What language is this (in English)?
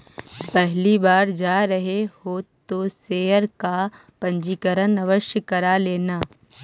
Magahi